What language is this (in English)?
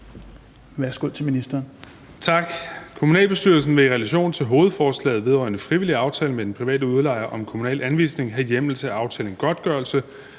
Danish